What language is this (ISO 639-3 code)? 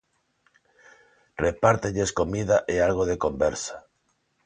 glg